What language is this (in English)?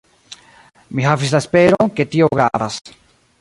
Esperanto